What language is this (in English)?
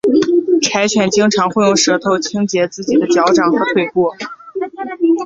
Chinese